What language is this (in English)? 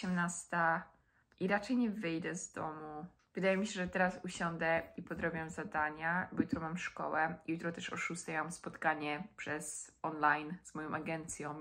Polish